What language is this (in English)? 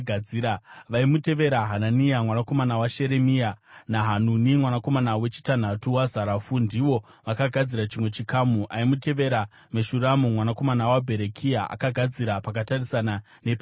Shona